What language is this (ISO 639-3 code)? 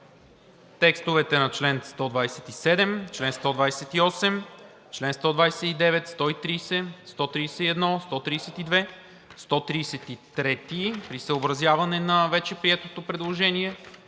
bul